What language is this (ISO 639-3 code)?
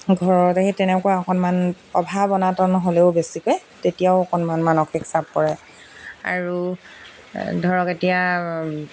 asm